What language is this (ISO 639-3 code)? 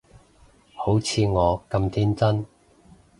yue